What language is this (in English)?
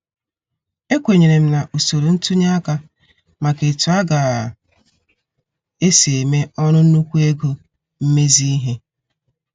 Igbo